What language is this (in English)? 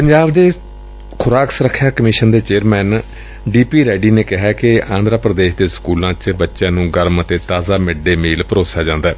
Punjabi